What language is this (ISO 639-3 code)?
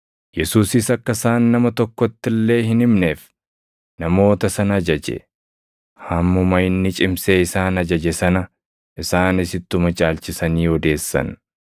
orm